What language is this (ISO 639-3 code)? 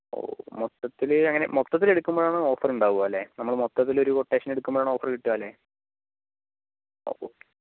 mal